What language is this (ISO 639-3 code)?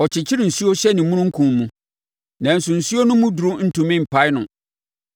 aka